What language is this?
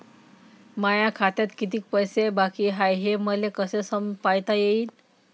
Marathi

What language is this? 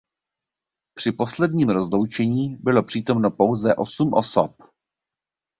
Czech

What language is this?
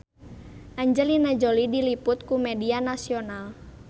Sundanese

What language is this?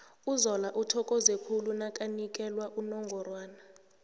South Ndebele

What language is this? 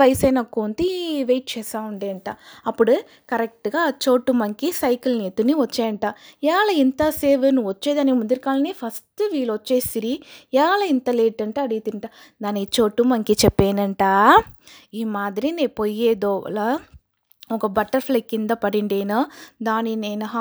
Telugu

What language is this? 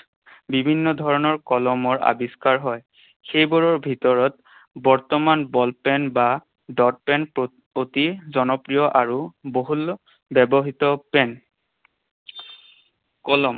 Assamese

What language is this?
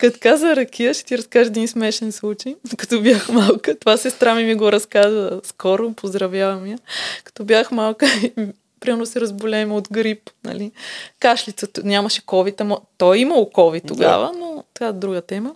Bulgarian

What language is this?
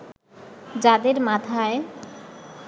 Bangla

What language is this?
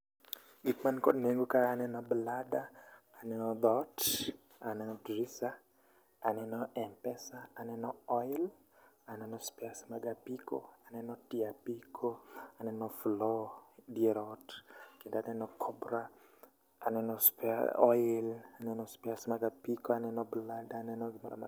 Luo (Kenya and Tanzania)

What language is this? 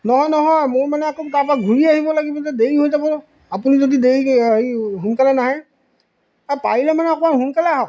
Assamese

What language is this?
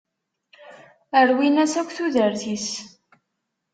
Kabyle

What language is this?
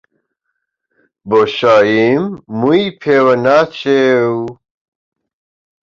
Central Kurdish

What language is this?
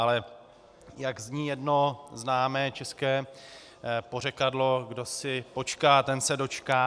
Czech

